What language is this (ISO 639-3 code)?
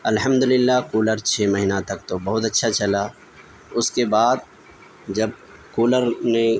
urd